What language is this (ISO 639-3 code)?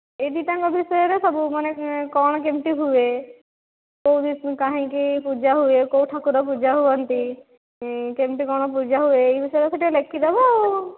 ori